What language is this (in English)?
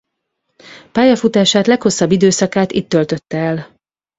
Hungarian